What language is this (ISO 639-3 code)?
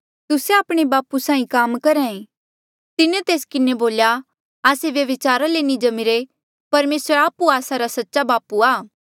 mjl